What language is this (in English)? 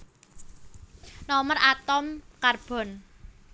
Javanese